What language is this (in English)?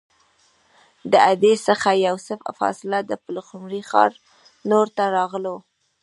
Pashto